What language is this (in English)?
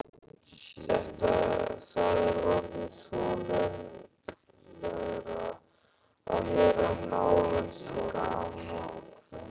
Icelandic